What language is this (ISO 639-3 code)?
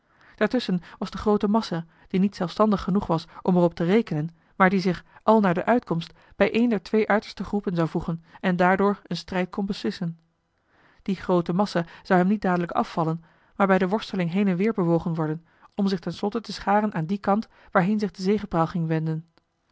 nld